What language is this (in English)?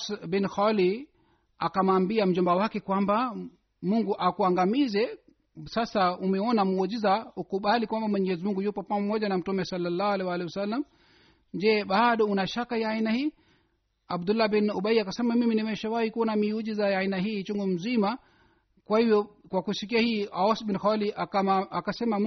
Swahili